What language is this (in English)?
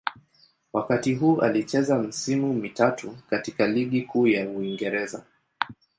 Swahili